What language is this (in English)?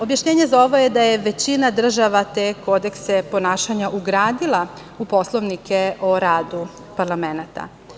Serbian